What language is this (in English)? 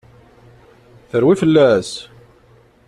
Kabyle